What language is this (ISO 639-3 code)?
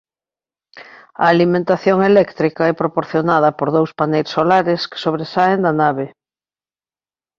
glg